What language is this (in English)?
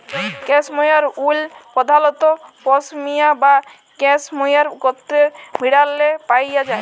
Bangla